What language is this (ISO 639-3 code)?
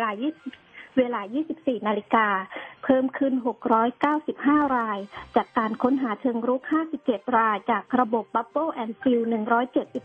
tha